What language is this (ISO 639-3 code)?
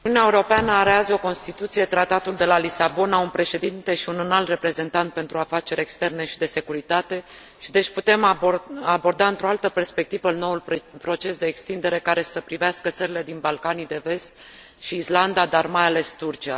ron